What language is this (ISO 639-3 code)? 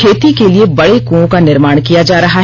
hin